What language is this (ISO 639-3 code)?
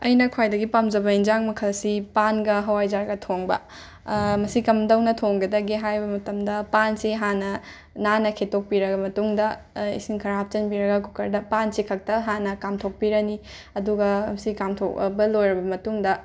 mni